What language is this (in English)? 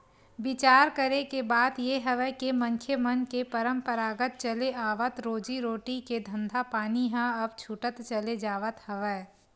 Chhattisgarhi